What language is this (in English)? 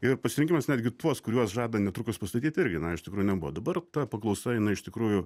Lithuanian